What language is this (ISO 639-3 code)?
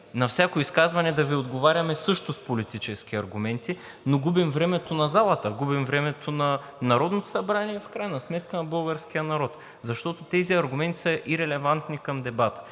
bul